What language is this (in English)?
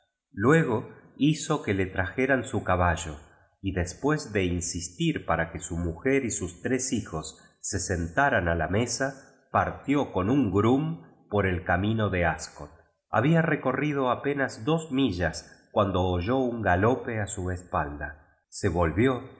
Spanish